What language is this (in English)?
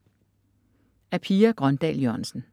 Danish